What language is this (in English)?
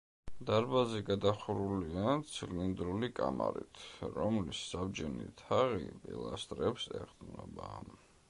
Georgian